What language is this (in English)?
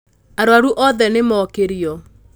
Kikuyu